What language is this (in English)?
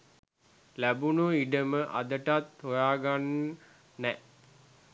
Sinhala